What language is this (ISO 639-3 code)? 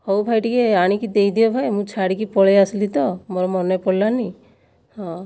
ori